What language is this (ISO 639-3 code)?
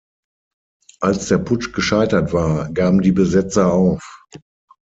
deu